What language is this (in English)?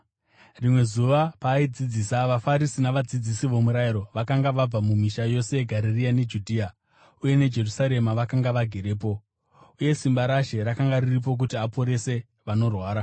Shona